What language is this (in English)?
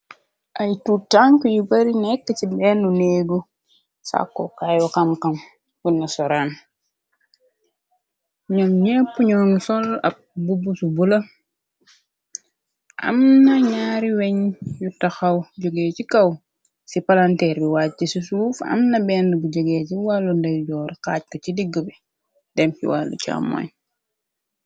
Wolof